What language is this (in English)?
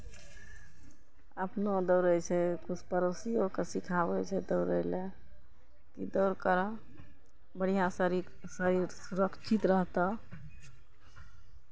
Maithili